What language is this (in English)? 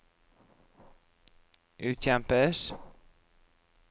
Norwegian